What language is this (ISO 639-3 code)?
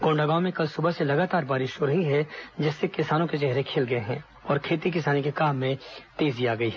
hin